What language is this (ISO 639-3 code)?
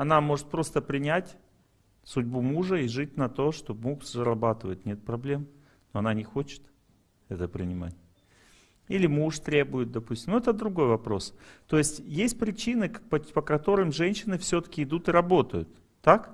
rus